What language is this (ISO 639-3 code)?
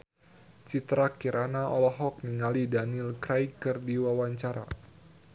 sun